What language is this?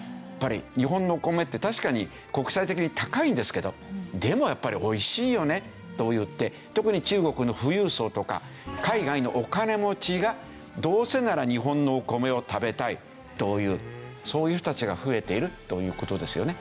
Japanese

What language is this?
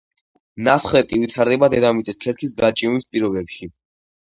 Georgian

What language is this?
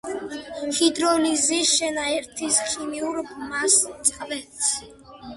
Georgian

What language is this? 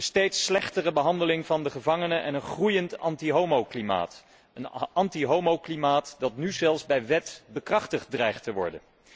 Dutch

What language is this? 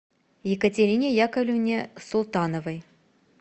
Russian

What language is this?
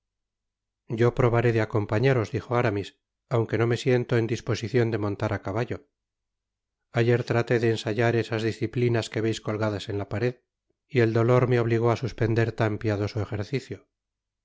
Spanish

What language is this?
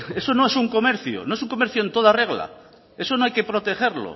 Spanish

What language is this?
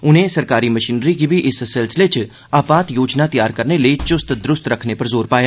Dogri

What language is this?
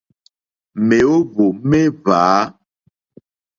Mokpwe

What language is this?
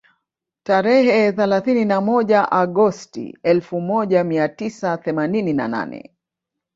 Swahili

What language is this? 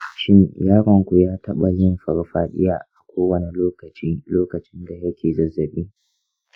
Hausa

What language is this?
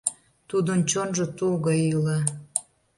Mari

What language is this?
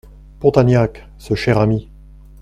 French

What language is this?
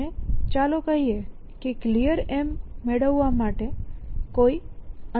Gujarati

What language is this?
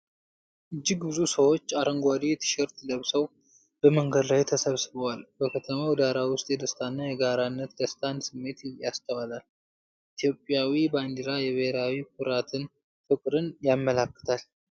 Amharic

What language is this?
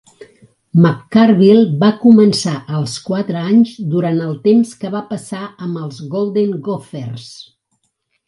Catalan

